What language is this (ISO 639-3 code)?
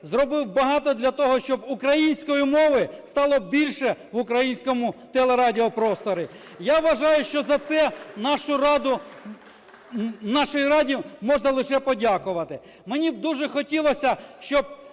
ukr